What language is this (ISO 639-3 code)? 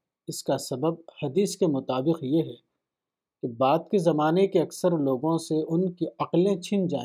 urd